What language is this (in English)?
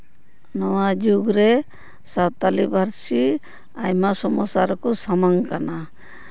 Santali